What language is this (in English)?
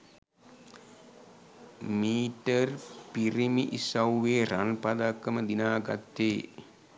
Sinhala